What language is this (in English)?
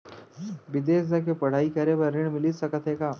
Chhattisgarhi